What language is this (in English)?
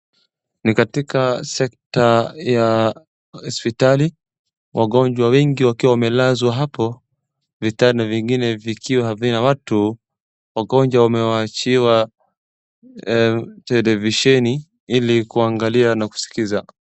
Swahili